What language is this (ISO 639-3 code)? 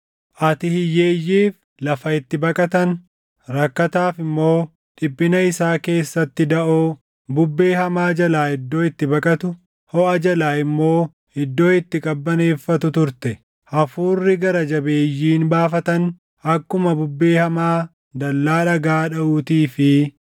orm